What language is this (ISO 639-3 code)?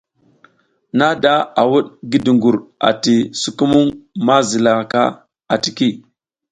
giz